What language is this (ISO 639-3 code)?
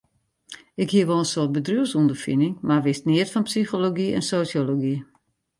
fry